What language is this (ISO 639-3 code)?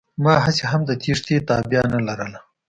pus